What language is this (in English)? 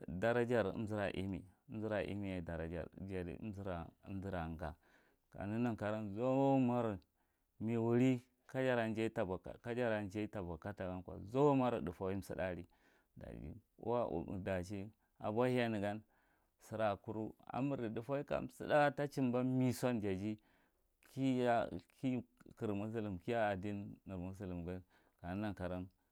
Marghi Central